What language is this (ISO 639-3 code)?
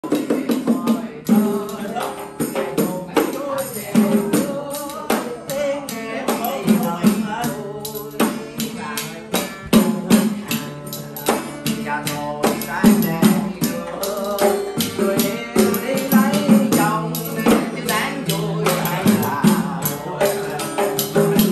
tha